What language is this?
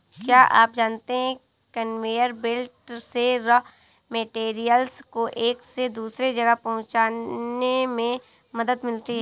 Hindi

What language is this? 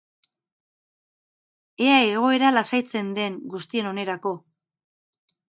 Basque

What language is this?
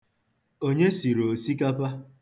Igbo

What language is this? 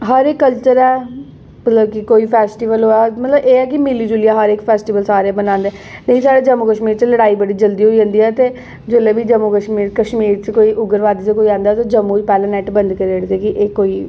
Dogri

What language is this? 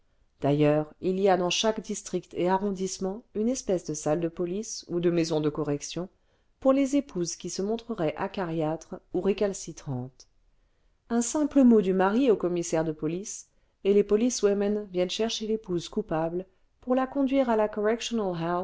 French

